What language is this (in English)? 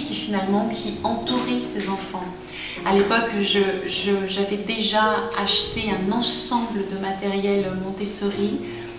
French